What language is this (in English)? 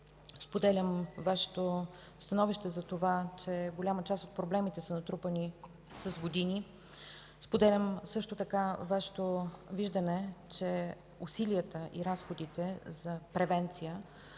Bulgarian